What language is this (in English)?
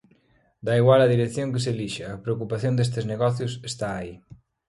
Galician